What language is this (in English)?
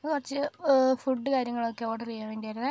Malayalam